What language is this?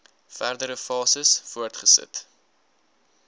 Afrikaans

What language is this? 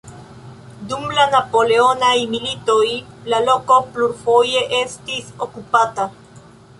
Esperanto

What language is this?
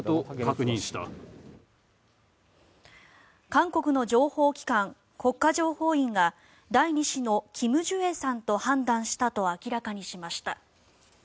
Japanese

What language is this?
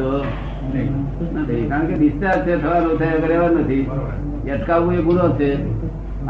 Gujarati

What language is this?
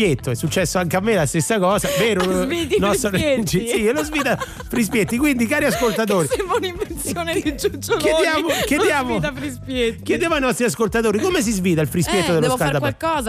Italian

